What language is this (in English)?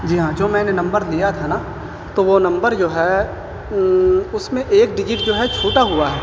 Urdu